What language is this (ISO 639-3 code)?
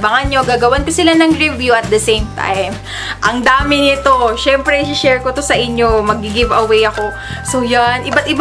fil